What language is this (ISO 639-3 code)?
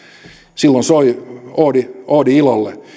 fin